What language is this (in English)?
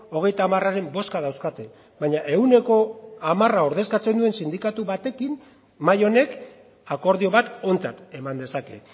Basque